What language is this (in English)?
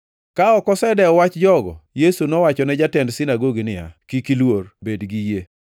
Luo (Kenya and Tanzania)